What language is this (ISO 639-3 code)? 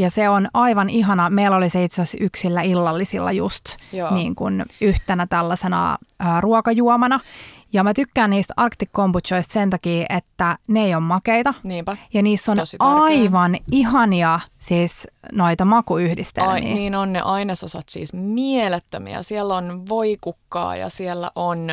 fin